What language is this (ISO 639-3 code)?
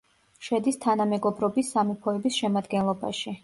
kat